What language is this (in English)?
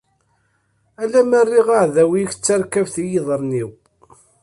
Kabyle